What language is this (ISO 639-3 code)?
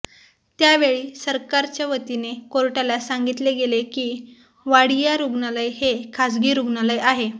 mar